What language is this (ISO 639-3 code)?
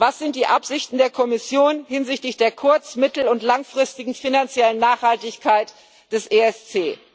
deu